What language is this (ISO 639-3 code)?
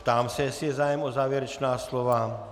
ces